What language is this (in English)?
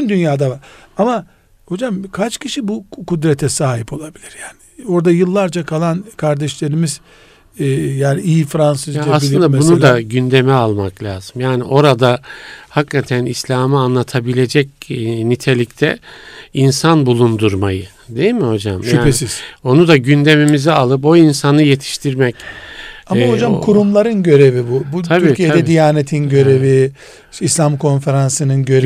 Turkish